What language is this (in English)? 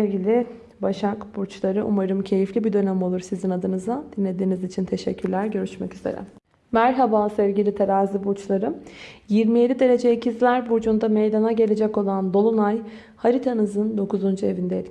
Turkish